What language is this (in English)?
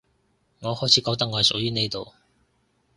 Cantonese